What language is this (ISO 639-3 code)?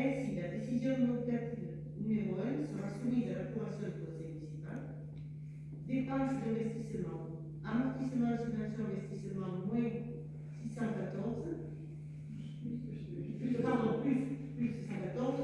fra